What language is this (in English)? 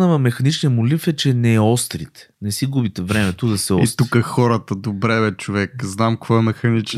Bulgarian